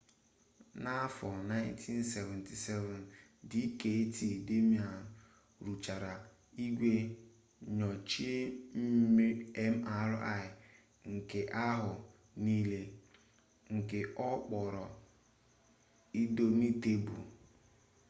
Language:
Igbo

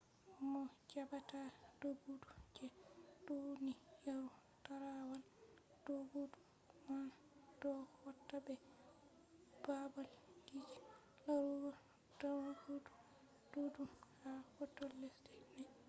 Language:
Fula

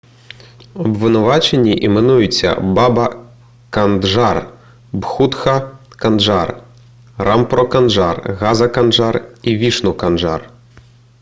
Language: Ukrainian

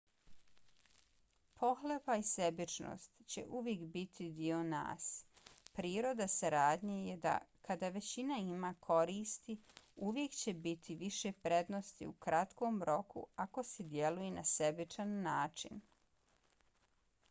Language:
Bosnian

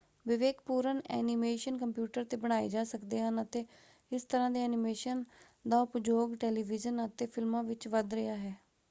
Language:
Punjabi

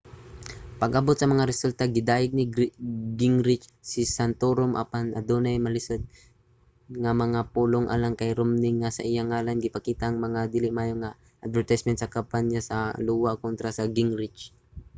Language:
Cebuano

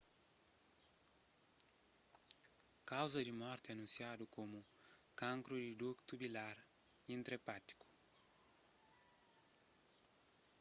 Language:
Kabuverdianu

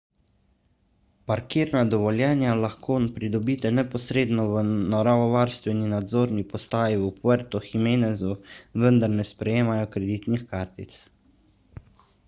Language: Slovenian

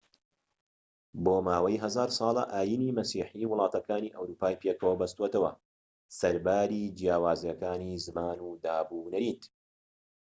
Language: Central Kurdish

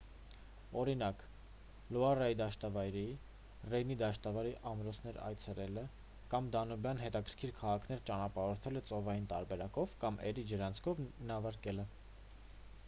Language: Armenian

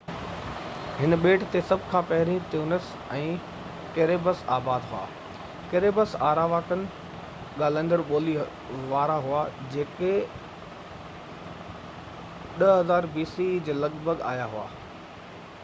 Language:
Sindhi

